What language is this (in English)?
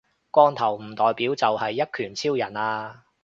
Cantonese